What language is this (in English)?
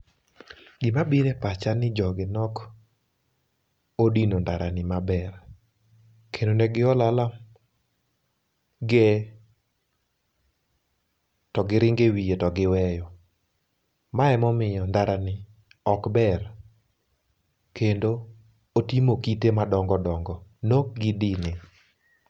Luo (Kenya and Tanzania)